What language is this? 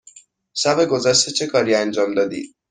Persian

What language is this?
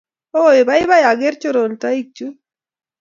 Kalenjin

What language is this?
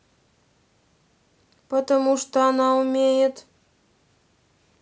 Russian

